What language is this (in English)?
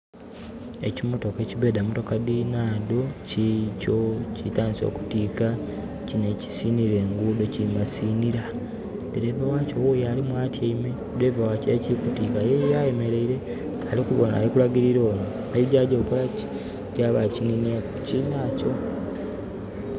Soga